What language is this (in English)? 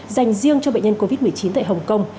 Vietnamese